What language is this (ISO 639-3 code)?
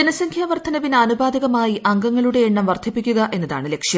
mal